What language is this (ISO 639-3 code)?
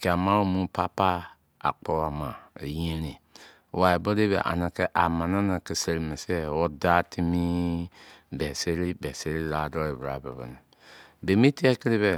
ijc